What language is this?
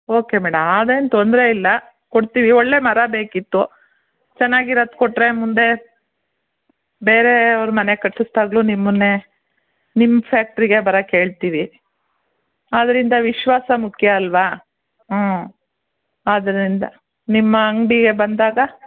Kannada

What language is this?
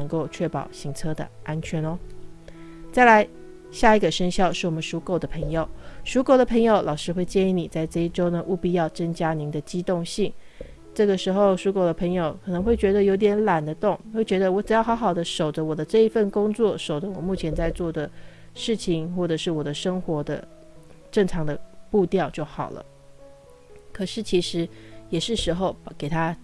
Chinese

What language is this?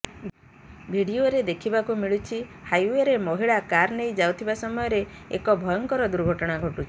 Odia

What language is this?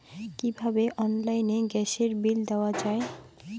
Bangla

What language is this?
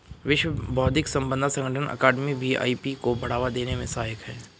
Hindi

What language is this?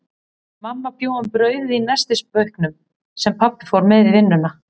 Icelandic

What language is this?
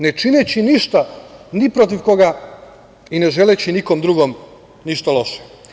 Serbian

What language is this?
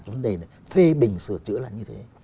Vietnamese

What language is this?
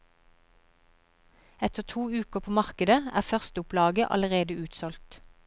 Norwegian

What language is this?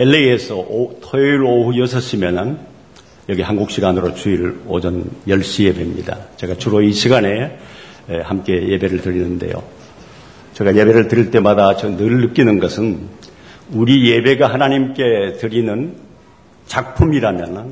Korean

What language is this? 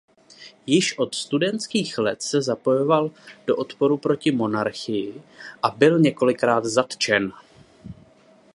Czech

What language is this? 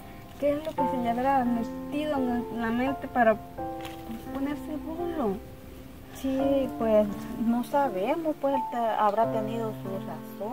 Spanish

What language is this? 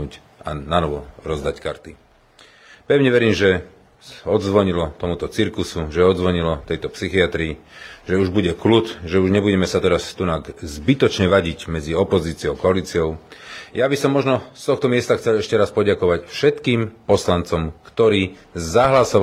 Slovak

